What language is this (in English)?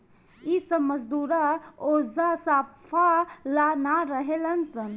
Bhojpuri